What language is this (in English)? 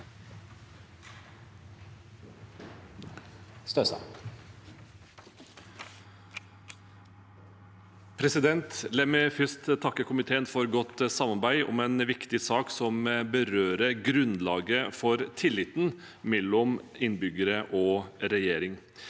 Norwegian